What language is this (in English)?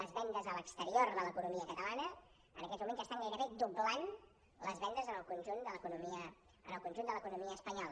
Catalan